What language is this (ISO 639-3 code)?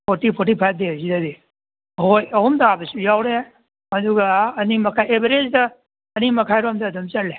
mni